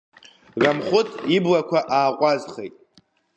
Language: Abkhazian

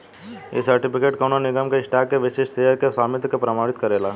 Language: Bhojpuri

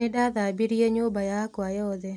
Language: Kikuyu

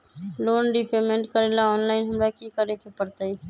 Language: Magahi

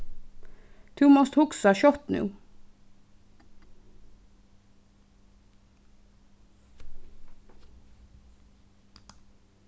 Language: Faroese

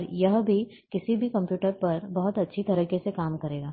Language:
Hindi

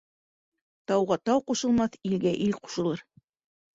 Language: Bashkir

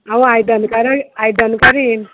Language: Konkani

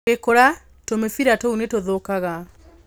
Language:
Kikuyu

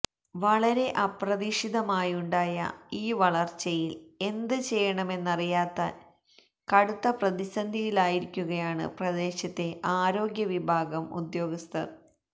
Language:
Malayalam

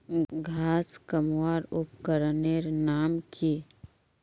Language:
Magahi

